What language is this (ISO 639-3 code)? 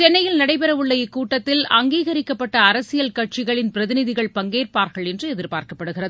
tam